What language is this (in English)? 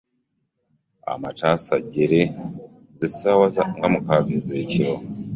Ganda